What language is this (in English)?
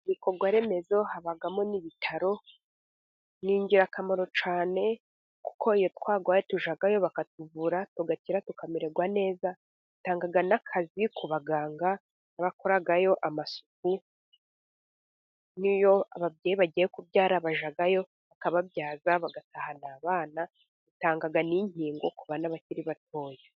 Kinyarwanda